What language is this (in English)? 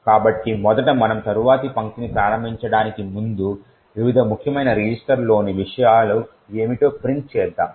Telugu